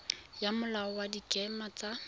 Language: Tswana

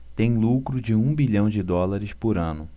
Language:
Portuguese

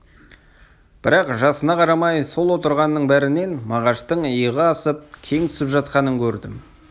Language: Kazakh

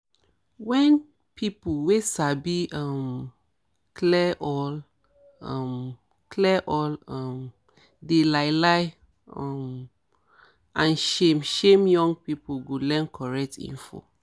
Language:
Nigerian Pidgin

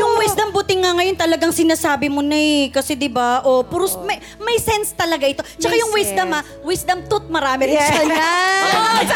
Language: Filipino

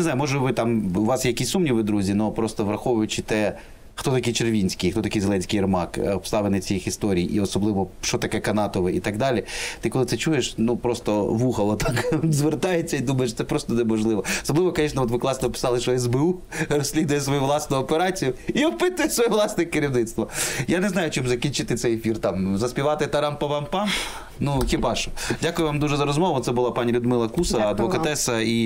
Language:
Ukrainian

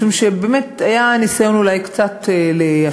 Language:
Hebrew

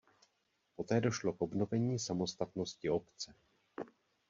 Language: Czech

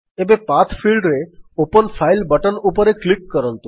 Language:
Odia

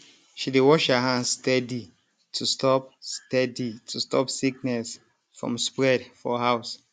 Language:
Nigerian Pidgin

